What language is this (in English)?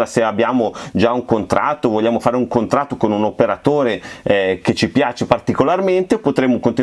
Italian